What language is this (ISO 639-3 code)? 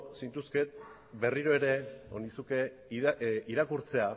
eus